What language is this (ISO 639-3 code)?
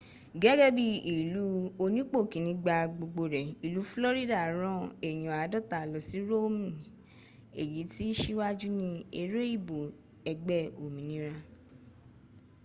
yor